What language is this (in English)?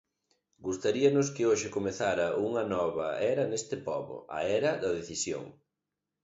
Galician